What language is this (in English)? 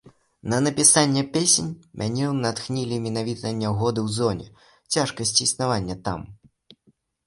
Belarusian